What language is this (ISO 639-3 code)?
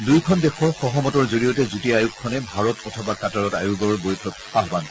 asm